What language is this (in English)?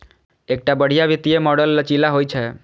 Maithili